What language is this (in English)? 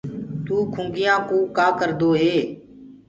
Gurgula